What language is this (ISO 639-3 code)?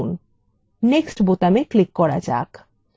ben